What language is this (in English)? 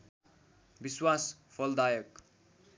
Nepali